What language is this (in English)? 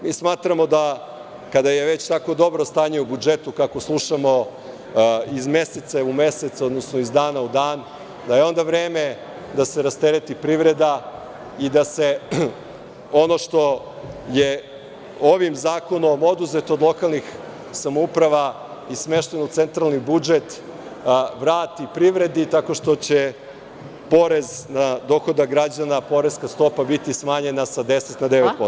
Serbian